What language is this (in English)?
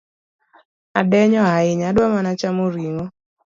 Luo (Kenya and Tanzania)